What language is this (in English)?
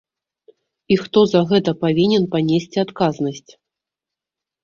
Belarusian